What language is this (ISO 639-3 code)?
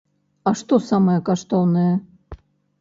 bel